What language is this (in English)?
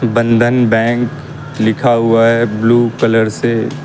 Hindi